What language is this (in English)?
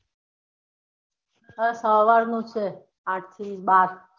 Gujarati